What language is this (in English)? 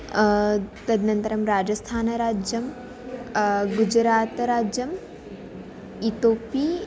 Sanskrit